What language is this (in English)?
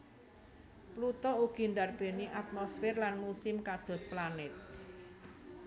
Javanese